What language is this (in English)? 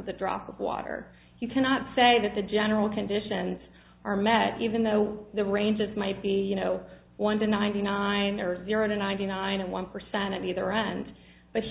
English